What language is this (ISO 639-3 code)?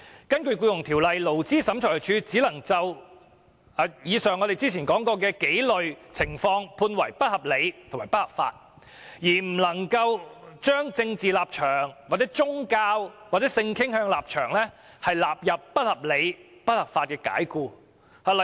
yue